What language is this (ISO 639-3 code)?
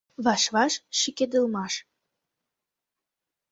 chm